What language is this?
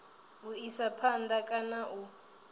Venda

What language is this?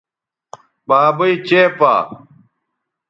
Bateri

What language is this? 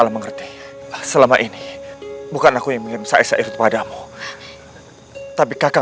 Indonesian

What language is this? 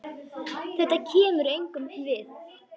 Icelandic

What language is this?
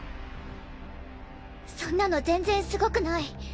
Japanese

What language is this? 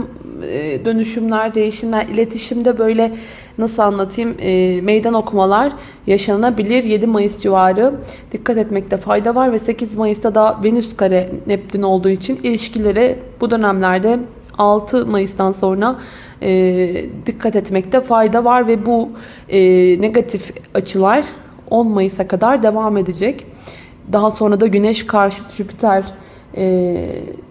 Turkish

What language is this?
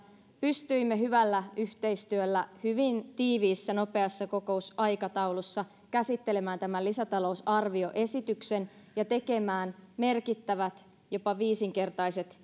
Finnish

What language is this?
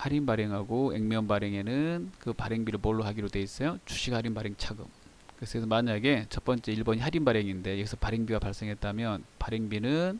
Korean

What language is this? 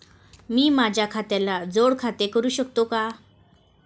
Marathi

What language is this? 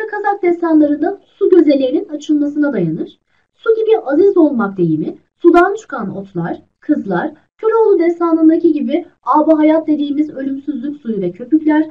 Turkish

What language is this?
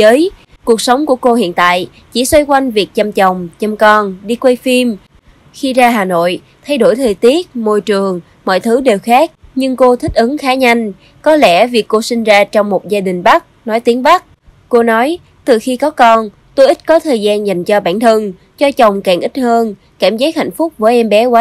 Vietnamese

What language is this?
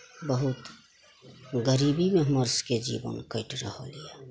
Maithili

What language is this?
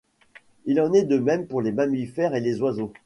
French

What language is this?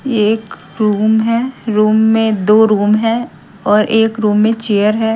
Hindi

